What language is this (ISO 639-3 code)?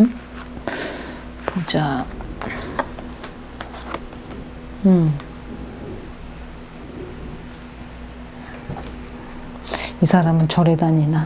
kor